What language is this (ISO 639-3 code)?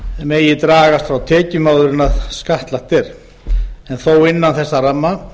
isl